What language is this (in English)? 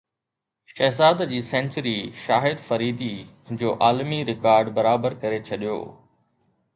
Sindhi